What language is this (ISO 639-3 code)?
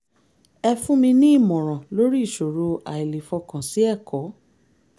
yor